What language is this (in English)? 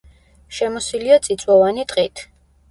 Georgian